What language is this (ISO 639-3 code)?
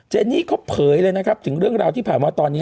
tha